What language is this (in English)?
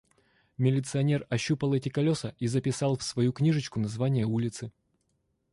Russian